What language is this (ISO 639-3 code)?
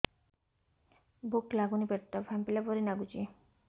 ori